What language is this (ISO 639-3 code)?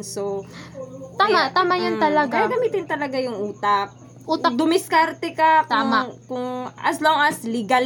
fil